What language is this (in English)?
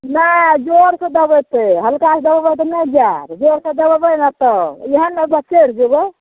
Maithili